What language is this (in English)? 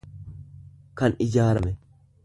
Oromo